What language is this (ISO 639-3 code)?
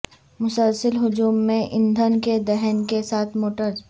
urd